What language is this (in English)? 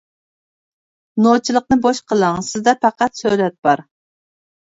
Uyghur